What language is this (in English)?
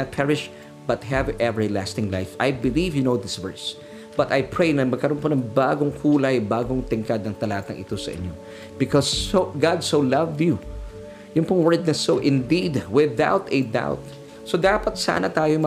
Filipino